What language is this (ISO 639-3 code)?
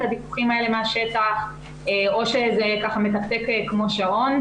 heb